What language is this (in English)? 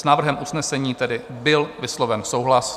Czech